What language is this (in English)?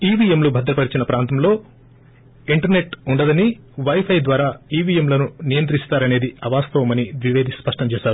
Telugu